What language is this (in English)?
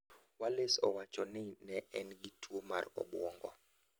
Luo (Kenya and Tanzania)